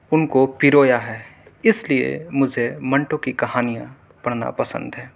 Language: Urdu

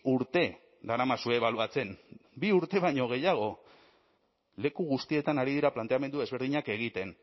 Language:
Basque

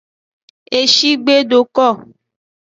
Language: Aja (Benin)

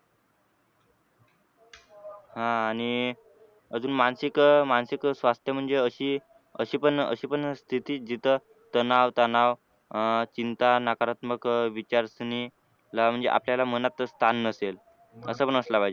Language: Marathi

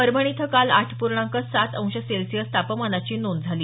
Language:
Marathi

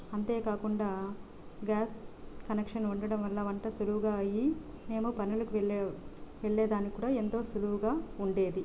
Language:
Telugu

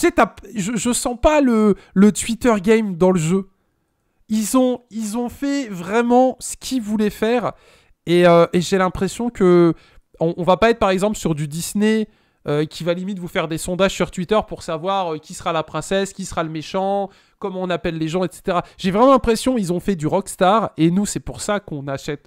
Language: French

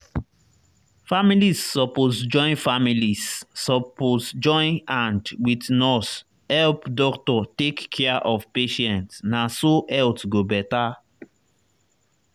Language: Nigerian Pidgin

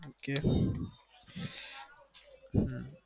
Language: Gujarati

